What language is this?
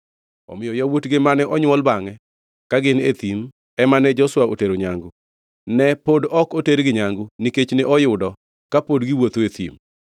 Luo (Kenya and Tanzania)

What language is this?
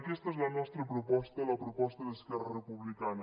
Catalan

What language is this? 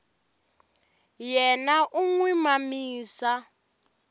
Tsonga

